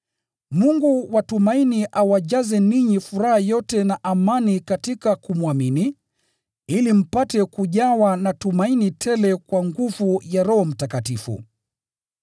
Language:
Swahili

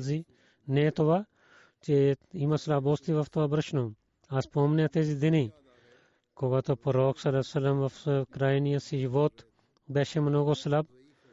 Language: Bulgarian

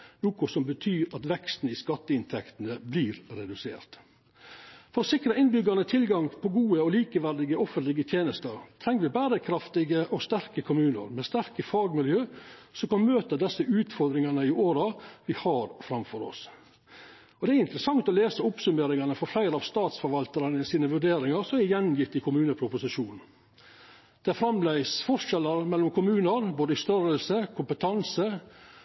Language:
Norwegian Nynorsk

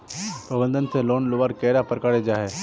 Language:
Magahi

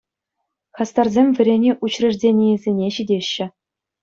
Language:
Chuvash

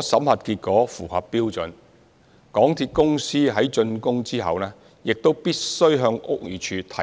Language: Cantonese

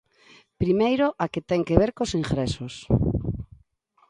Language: Galician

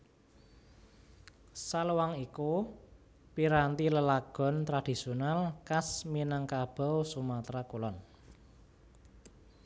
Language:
Javanese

